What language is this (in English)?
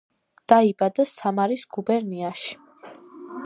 Georgian